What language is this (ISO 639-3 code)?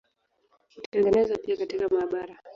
swa